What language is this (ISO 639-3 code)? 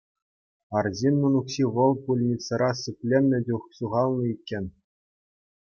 chv